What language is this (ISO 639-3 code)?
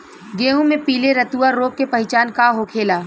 bho